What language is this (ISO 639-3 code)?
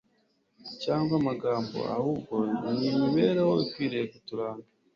kin